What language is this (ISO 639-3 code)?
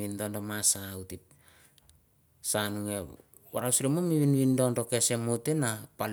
tbf